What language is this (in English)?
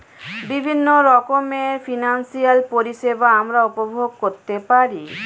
Bangla